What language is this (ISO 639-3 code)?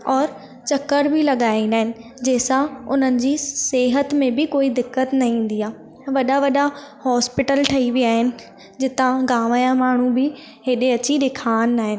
snd